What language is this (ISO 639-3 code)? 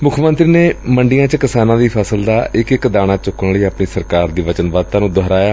pan